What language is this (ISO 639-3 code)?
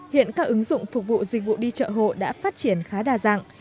vie